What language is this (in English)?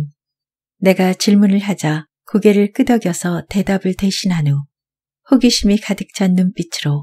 Korean